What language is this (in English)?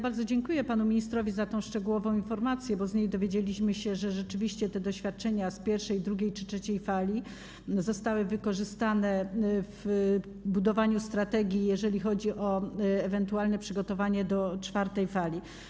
Polish